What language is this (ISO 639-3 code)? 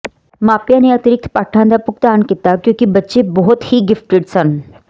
pan